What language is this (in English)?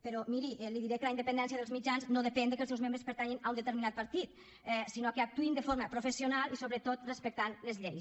Catalan